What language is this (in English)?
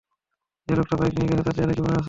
Bangla